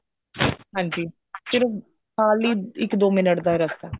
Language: Punjabi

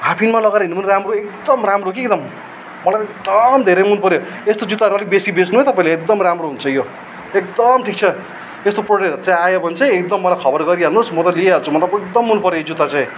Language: Nepali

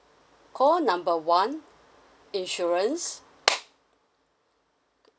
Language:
English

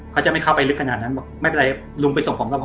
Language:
Thai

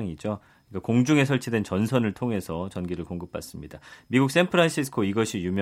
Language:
Korean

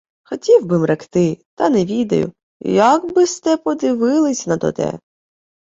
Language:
Ukrainian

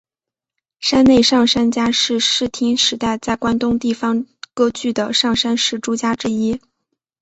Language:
Chinese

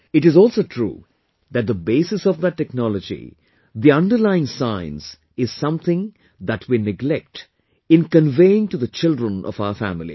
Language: English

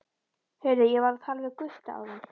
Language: Icelandic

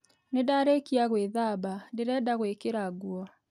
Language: Kikuyu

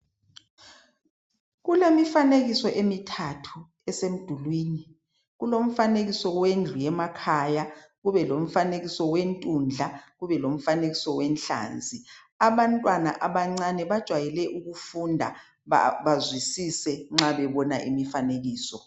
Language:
North Ndebele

